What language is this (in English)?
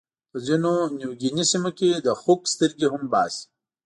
Pashto